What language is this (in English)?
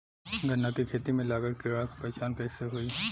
Bhojpuri